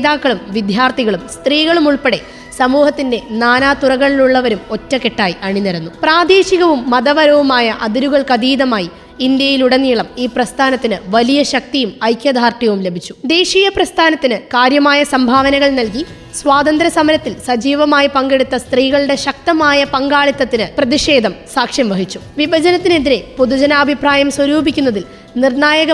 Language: Malayalam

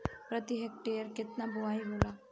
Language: Bhojpuri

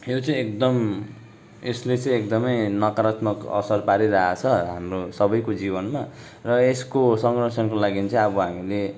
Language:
Nepali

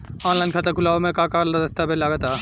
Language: Bhojpuri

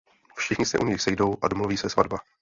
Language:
Czech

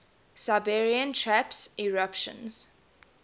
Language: English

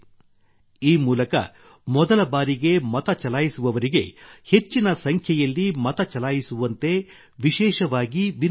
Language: Kannada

